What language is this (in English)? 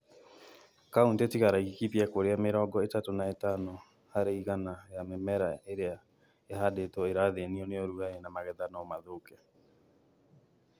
Kikuyu